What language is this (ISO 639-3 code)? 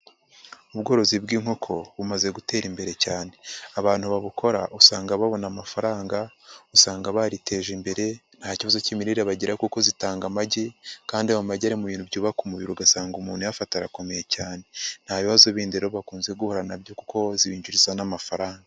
kin